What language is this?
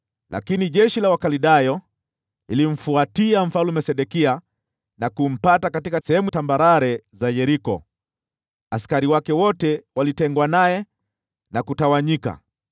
Swahili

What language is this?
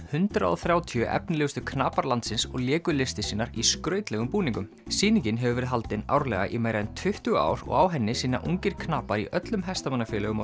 Icelandic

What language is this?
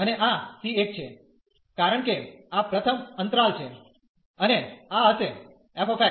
Gujarati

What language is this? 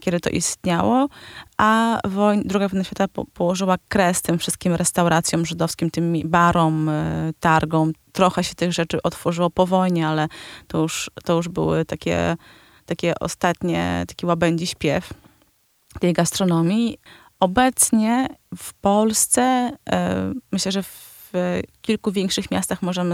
Polish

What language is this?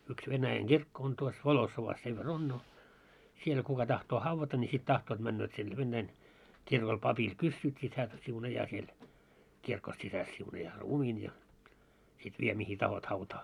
Finnish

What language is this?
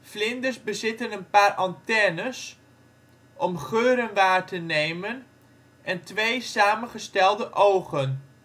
Dutch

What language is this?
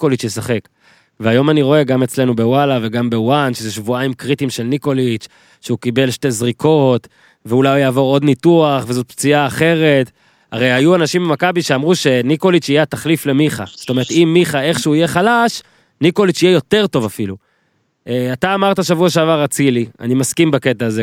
Hebrew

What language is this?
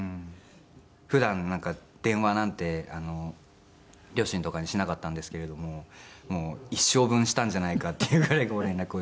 Japanese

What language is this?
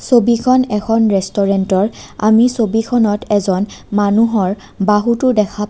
Assamese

